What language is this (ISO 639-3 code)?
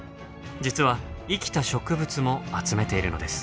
jpn